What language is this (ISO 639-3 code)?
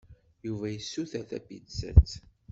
kab